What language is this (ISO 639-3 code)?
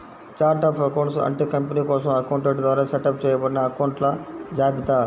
tel